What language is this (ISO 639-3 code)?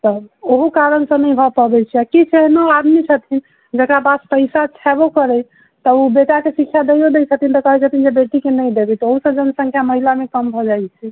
mai